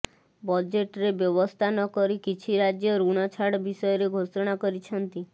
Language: Odia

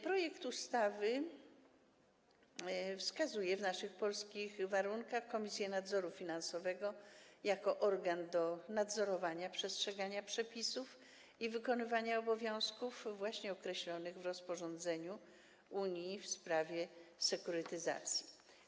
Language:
Polish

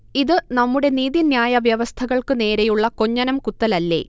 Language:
Malayalam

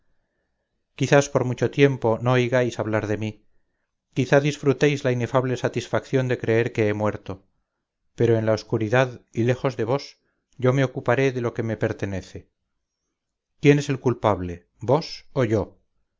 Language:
Spanish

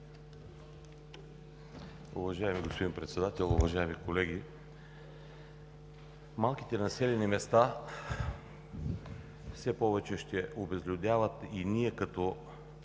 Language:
Bulgarian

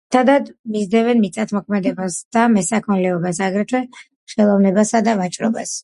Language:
Georgian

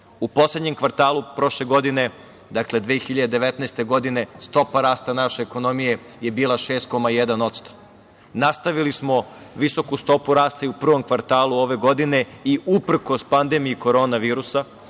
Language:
Serbian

